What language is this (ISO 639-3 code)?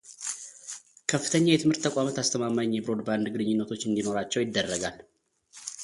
amh